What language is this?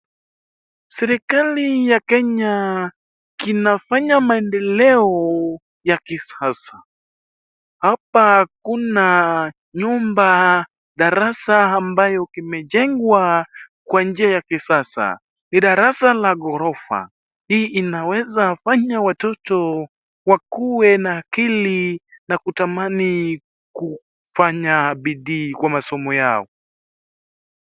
Swahili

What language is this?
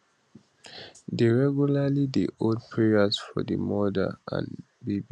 Nigerian Pidgin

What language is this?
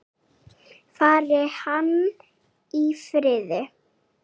Icelandic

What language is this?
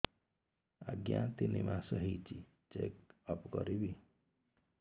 Odia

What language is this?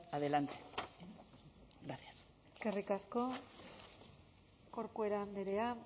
Basque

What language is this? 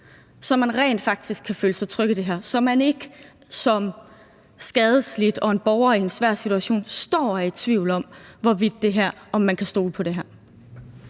Danish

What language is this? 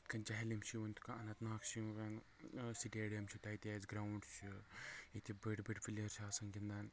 Kashmiri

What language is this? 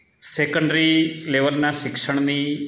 Gujarati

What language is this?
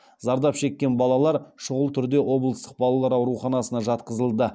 Kazakh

